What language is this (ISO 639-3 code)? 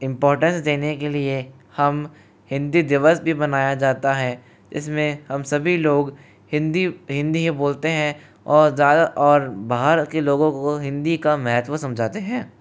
hin